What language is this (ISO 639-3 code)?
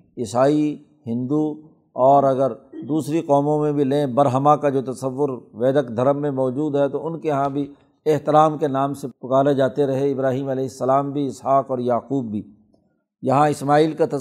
urd